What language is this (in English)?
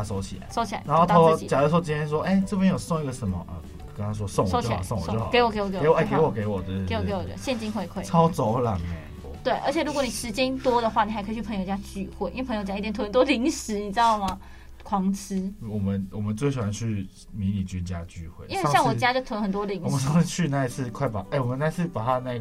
Chinese